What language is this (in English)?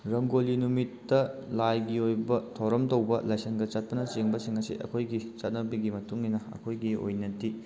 Manipuri